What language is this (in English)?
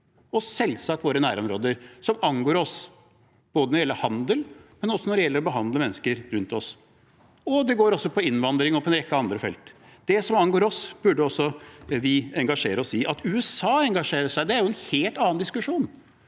Norwegian